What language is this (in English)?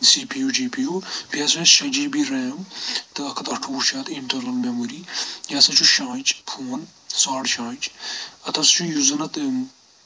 Kashmiri